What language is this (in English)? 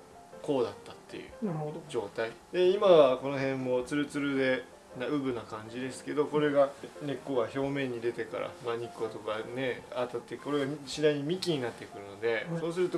Japanese